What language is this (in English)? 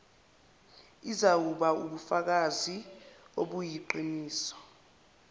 Zulu